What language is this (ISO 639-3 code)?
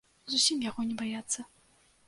bel